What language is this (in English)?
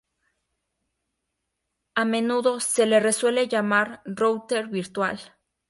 Spanish